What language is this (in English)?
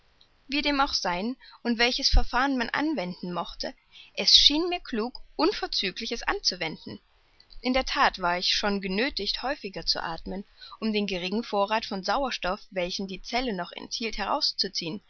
German